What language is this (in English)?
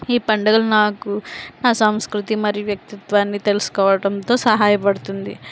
Telugu